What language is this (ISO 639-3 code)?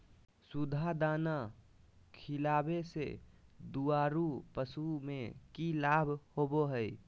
mag